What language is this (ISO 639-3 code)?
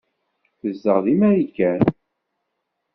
kab